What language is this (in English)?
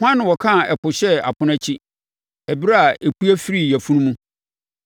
Akan